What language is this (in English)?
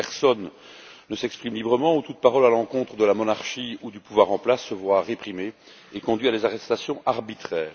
French